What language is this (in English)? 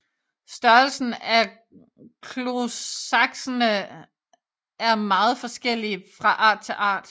Danish